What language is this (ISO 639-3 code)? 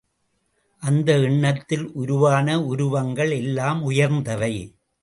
tam